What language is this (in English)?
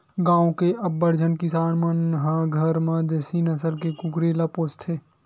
Chhattisgarhi